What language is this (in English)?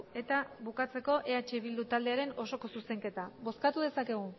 Basque